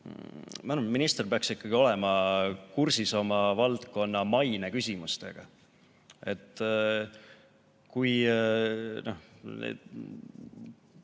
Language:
Estonian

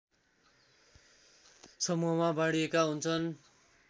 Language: Nepali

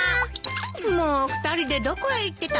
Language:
Japanese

